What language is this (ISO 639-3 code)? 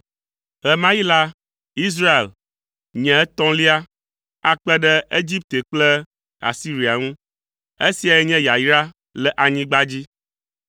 ewe